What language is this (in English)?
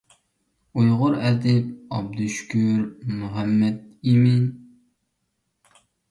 Uyghur